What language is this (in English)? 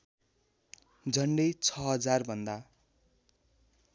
Nepali